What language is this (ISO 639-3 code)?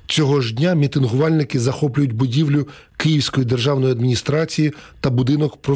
ukr